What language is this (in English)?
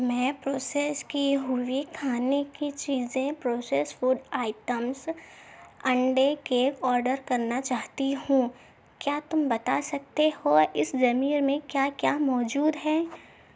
Urdu